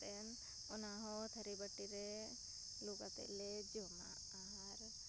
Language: Santali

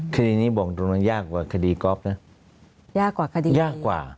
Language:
Thai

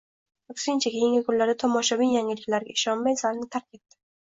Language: Uzbek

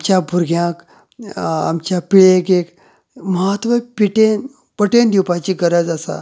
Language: Konkani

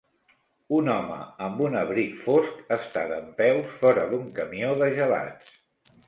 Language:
Catalan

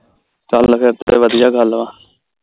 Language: Punjabi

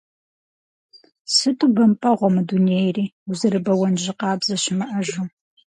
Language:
Kabardian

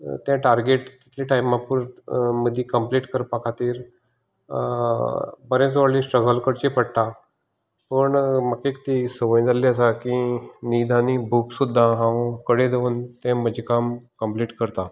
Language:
Konkani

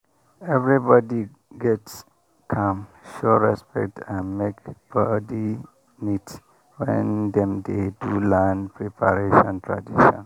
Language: Nigerian Pidgin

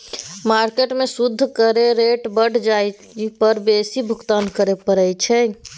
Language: Maithili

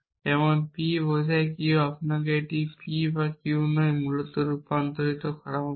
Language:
Bangla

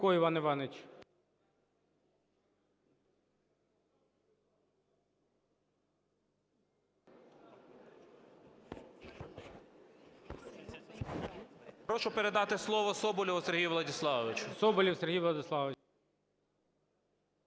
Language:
Ukrainian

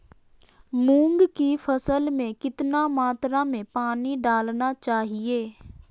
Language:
Magahi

